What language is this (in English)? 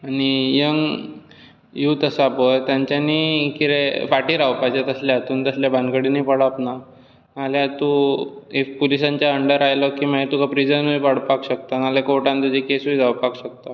Konkani